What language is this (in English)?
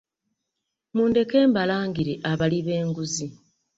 Ganda